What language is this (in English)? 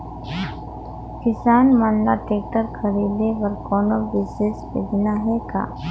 Chhattisgarhi